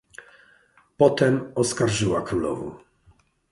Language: Polish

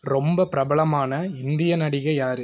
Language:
Tamil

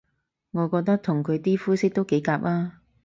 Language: Cantonese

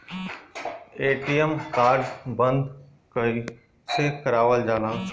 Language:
Bhojpuri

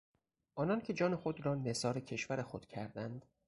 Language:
Persian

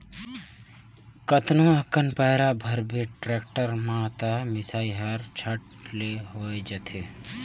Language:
Chhattisgarhi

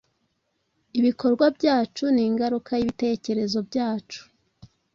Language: Kinyarwanda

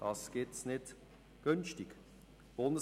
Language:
Swiss German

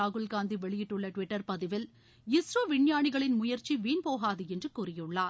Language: Tamil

